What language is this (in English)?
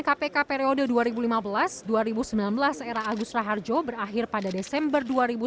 Indonesian